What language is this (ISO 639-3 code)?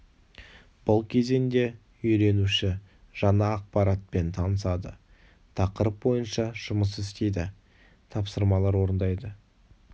kaz